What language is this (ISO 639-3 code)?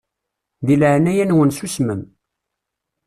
kab